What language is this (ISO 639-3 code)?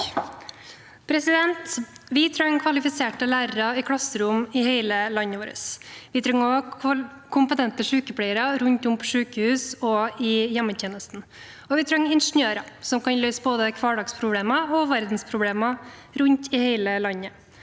nor